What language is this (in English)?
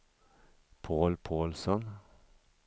Swedish